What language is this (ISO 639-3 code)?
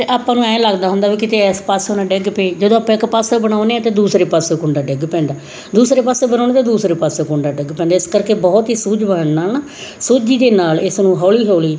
pan